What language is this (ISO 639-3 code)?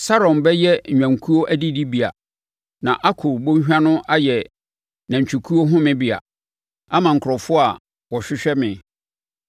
aka